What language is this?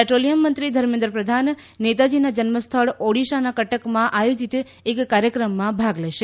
Gujarati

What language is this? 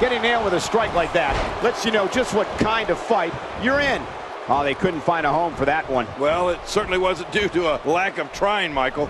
English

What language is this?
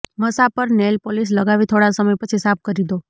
Gujarati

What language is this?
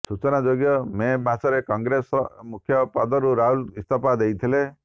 Odia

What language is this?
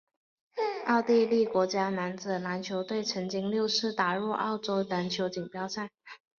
Chinese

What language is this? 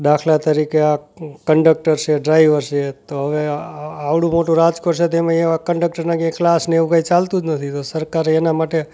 Gujarati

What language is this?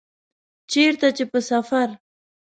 Pashto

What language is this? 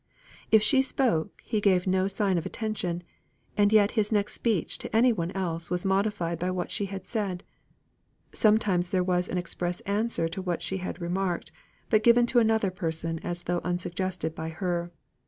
English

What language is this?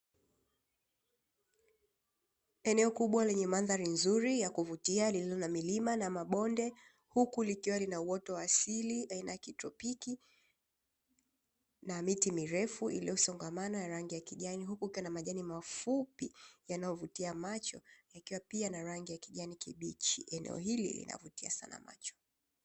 Swahili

